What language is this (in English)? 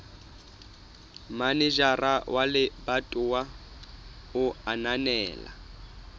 Southern Sotho